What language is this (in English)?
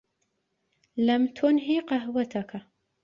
Arabic